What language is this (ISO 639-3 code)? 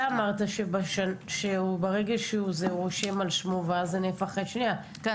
heb